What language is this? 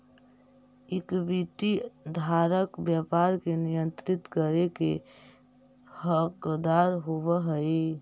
Magahi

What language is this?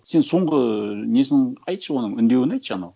Kazakh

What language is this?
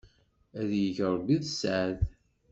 Kabyle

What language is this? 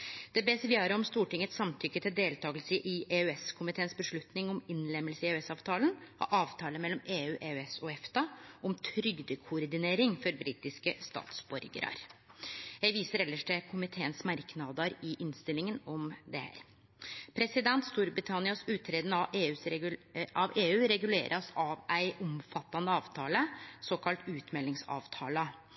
Norwegian Nynorsk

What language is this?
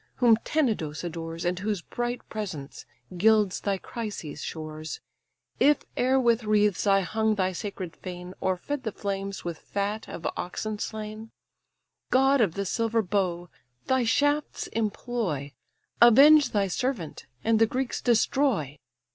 English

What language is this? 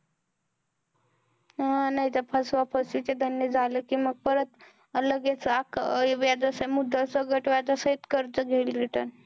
Marathi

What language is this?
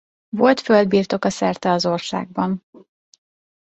Hungarian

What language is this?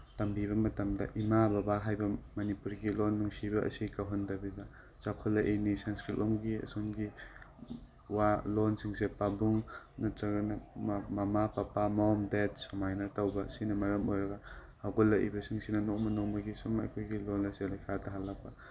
Manipuri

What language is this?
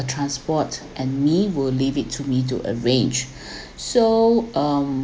English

